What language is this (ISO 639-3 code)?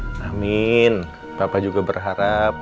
ind